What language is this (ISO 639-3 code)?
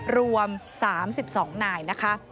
tha